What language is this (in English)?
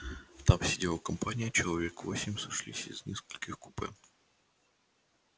Russian